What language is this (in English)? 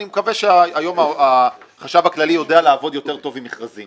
Hebrew